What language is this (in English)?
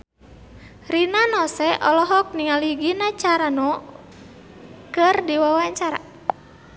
Sundanese